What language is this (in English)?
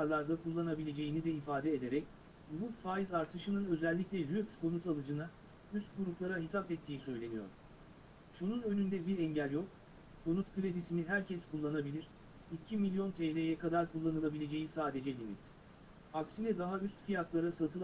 Turkish